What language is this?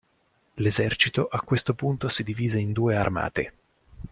Italian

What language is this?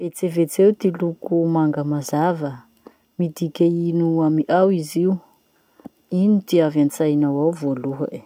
Masikoro Malagasy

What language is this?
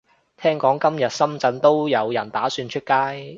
Cantonese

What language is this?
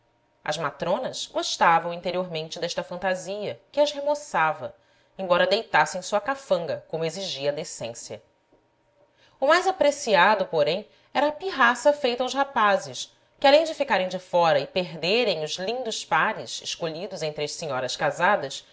Portuguese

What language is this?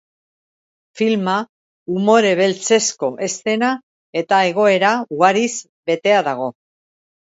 Basque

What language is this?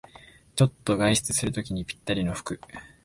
Japanese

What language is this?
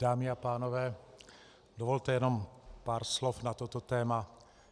Czech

